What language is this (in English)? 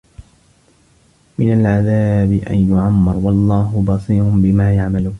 Arabic